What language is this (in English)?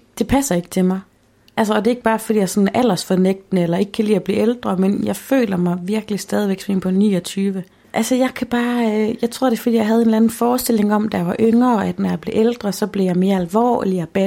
Danish